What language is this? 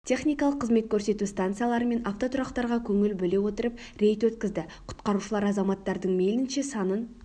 Kazakh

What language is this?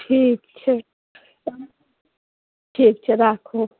Maithili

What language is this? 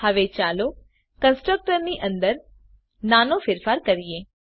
Gujarati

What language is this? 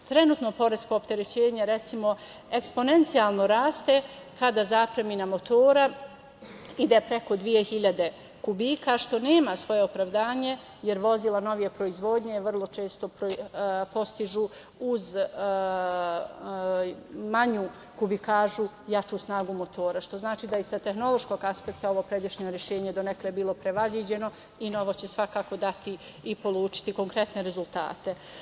Serbian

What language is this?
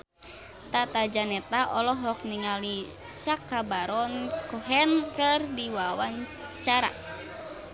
Sundanese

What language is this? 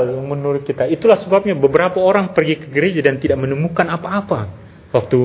Indonesian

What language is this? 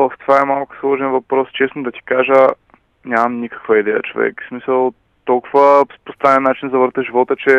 Bulgarian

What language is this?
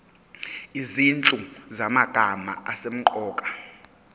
Zulu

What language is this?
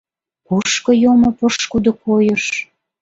Mari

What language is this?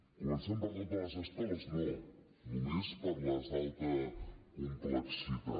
Catalan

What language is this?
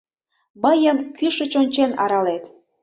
Mari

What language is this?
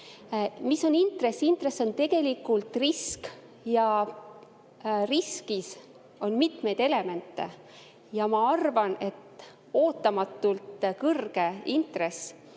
Estonian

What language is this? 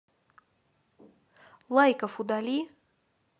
Russian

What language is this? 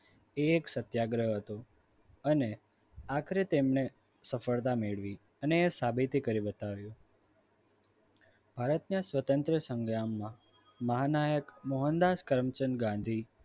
Gujarati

